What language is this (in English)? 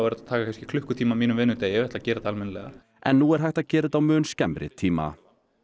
Icelandic